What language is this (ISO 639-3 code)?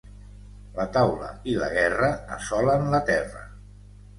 cat